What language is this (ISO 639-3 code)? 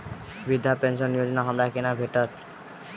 mai